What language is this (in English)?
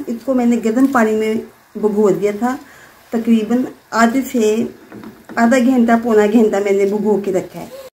Hindi